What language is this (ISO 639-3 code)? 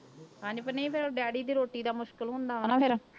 pan